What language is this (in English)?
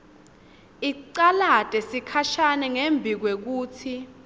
Swati